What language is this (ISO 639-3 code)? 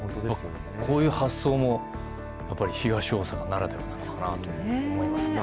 jpn